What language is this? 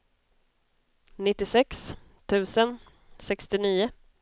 Swedish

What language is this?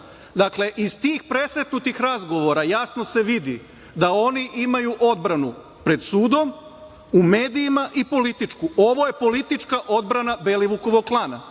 Serbian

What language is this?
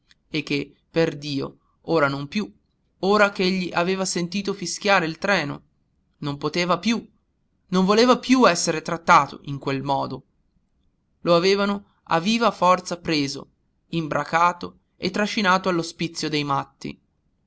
Italian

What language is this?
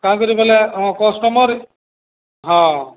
Odia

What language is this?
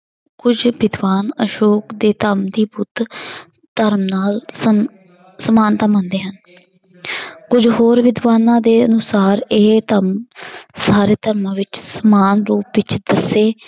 Punjabi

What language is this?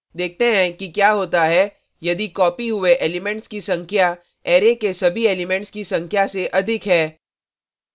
Hindi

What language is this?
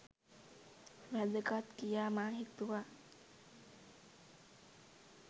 Sinhala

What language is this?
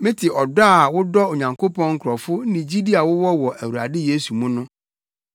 Akan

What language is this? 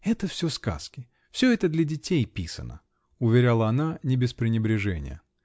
Russian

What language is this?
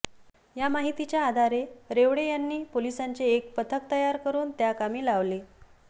Marathi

